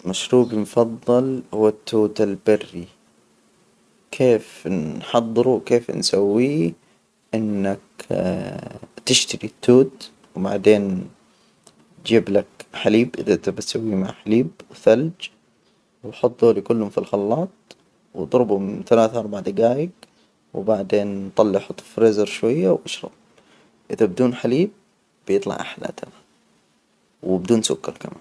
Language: Hijazi Arabic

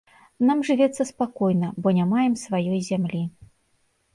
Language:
Belarusian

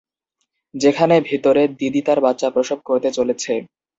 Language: Bangla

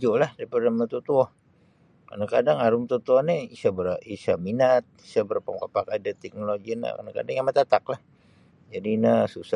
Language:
Sabah Bisaya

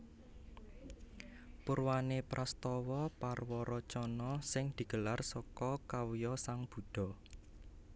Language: Javanese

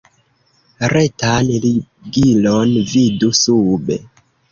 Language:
Esperanto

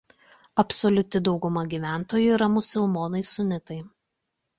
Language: Lithuanian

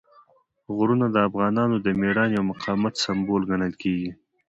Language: Pashto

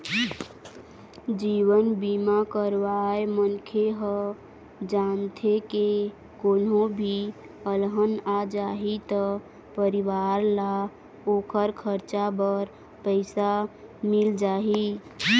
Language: Chhattisgarhi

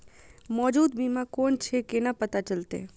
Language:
Maithili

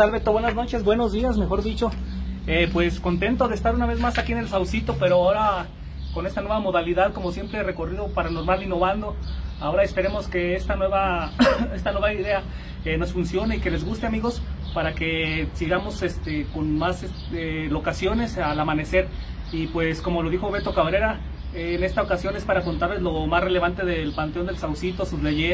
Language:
Spanish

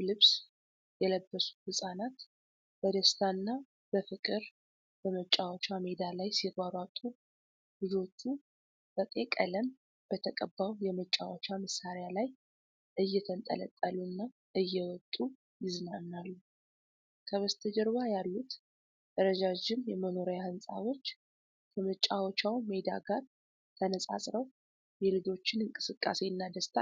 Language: Amharic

